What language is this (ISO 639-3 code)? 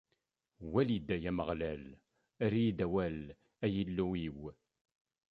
kab